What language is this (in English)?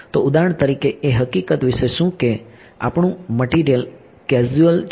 Gujarati